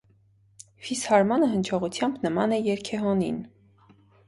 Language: Armenian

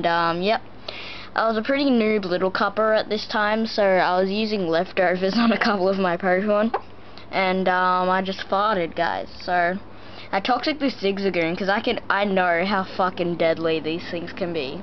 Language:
English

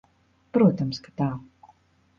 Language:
Latvian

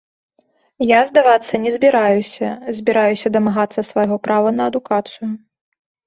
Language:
Belarusian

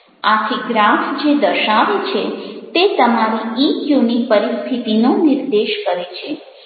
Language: Gujarati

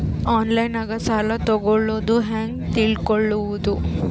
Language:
Kannada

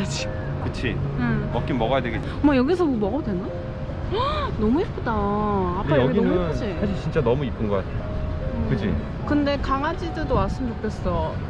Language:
Korean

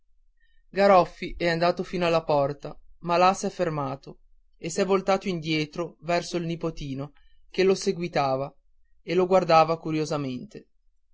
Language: Italian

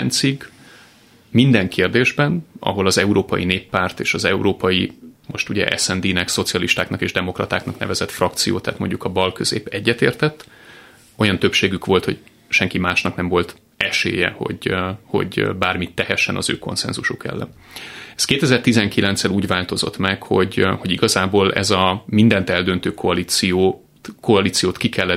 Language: Hungarian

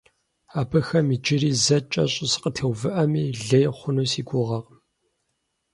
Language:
Kabardian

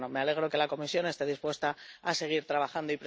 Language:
Spanish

